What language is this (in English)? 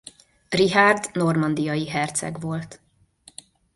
Hungarian